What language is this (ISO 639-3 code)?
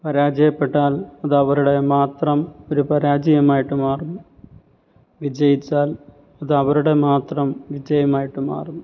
mal